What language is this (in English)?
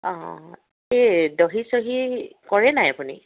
Assamese